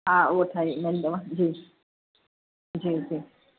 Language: Sindhi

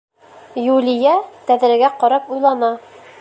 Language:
Bashkir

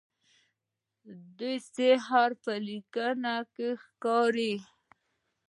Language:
Pashto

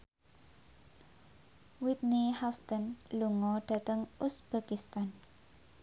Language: Javanese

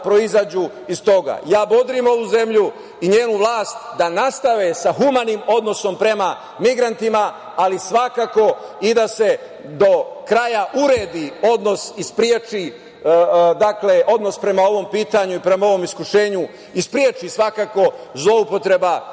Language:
Serbian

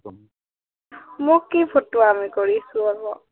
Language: Assamese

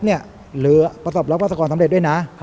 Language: Thai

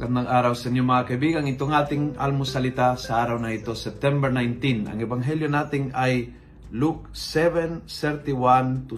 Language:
Filipino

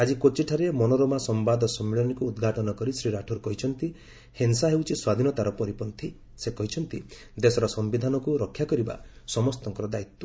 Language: Odia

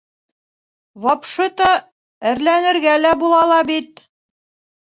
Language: Bashkir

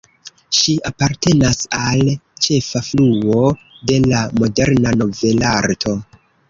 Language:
Esperanto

